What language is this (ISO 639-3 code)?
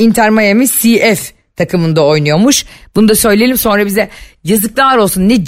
tur